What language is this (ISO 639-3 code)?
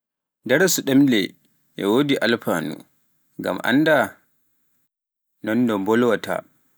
fuf